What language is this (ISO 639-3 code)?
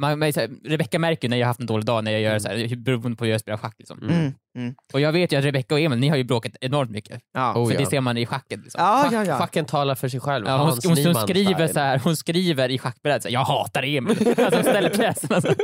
swe